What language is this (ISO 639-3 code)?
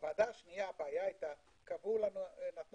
heb